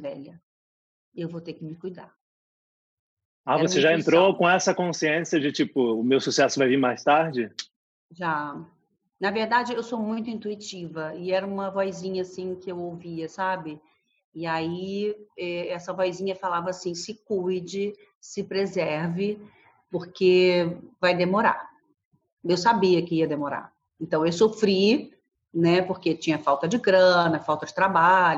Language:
Portuguese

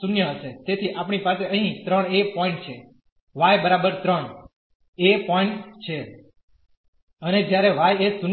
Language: Gujarati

